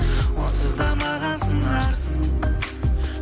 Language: Kazakh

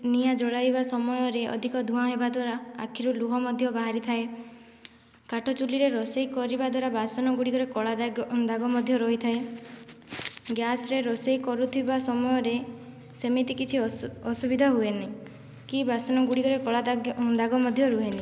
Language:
Odia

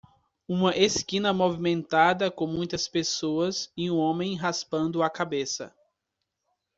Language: Portuguese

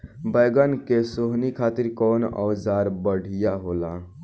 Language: Bhojpuri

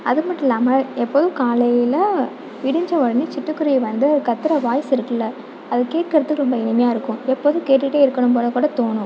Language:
Tamil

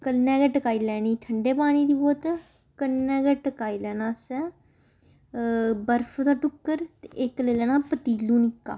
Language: Dogri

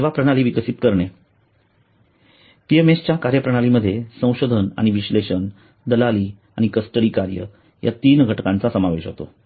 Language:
Marathi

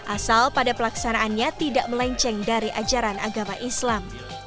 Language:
Indonesian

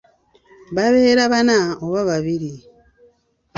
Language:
Ganda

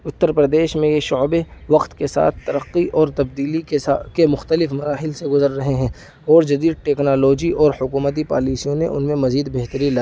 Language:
Urdu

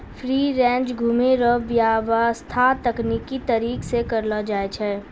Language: Maithili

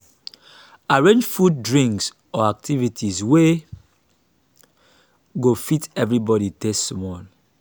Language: Nigerian Pidgin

